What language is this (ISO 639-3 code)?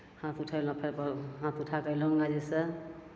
mai